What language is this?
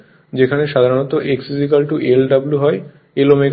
Bangla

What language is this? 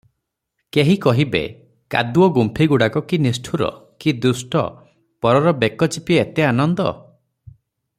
Odia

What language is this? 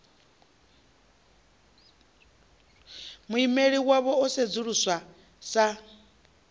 Venda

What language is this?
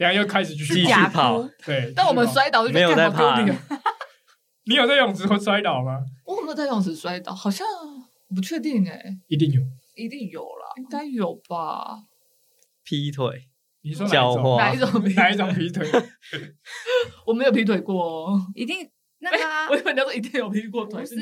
Chinese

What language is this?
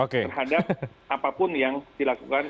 Indonesian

